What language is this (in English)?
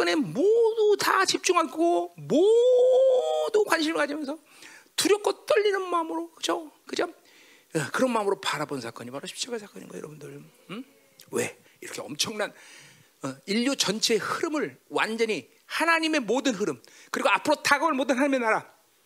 Korean